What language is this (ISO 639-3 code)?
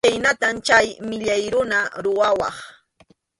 qxu